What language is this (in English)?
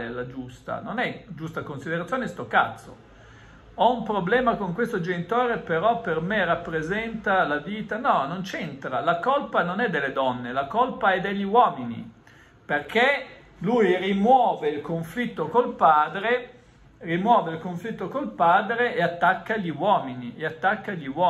Italian